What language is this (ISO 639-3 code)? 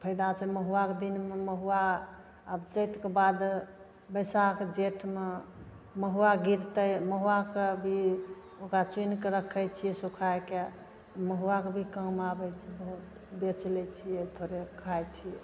mai